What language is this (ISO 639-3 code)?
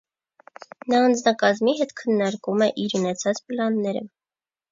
hye